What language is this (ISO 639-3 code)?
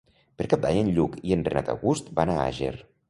cat